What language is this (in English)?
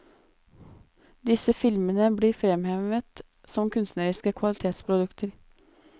Norwegian